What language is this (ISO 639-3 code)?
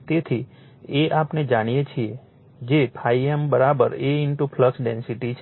guj